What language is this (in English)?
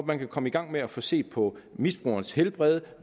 Danish